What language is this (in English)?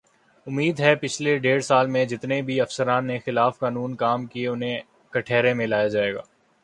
Urdu